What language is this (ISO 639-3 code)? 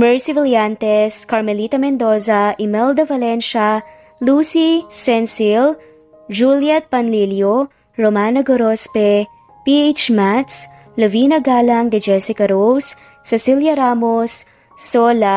fil